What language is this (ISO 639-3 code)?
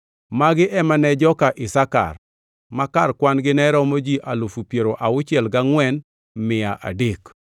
luo